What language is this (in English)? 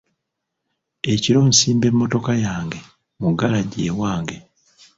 Ganda